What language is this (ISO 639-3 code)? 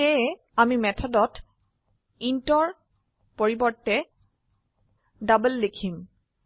asm